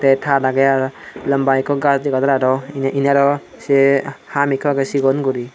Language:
Chakma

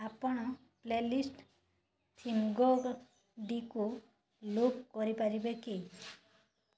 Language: Odia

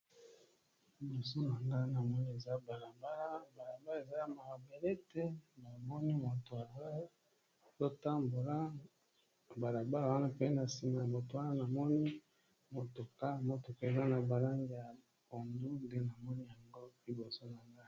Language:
Lingala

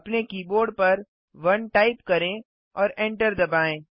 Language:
Hindi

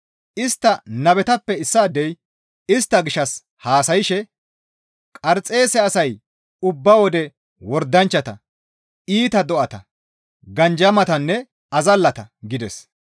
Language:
Gamo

